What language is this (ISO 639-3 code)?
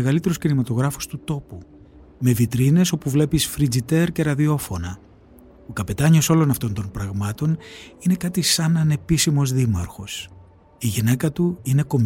ell